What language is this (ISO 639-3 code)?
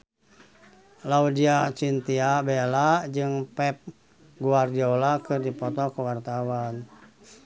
sun